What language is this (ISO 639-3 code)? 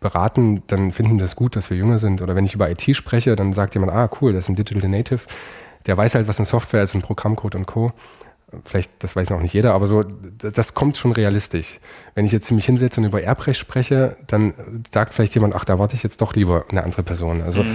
deu